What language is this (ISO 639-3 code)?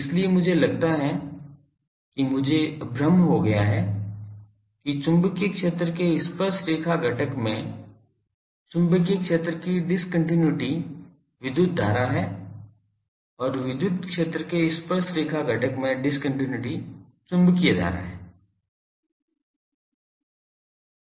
hin